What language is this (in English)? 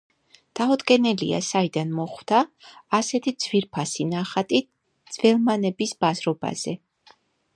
Georgian